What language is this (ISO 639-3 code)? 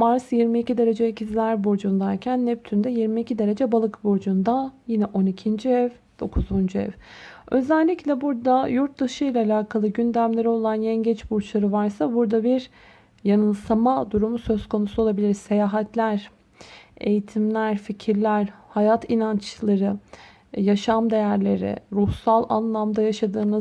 tur